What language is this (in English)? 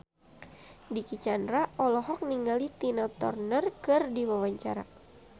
Sundanese